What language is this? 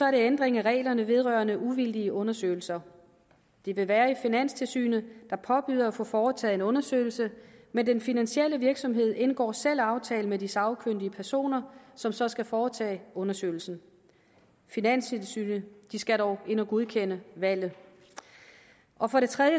Danish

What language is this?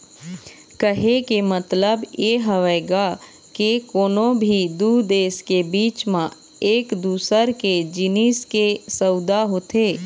Chhattisgarhi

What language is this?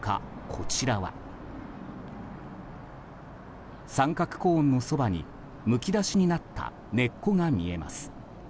Japanese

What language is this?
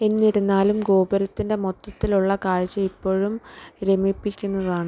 Malayalam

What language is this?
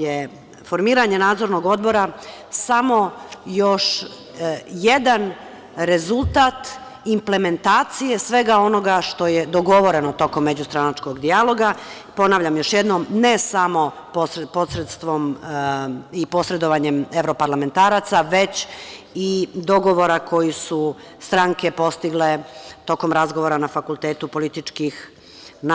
Serbian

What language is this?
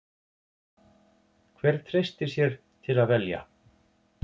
Icelandic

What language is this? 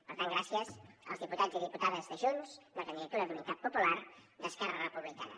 Catalan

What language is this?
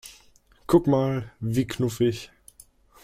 German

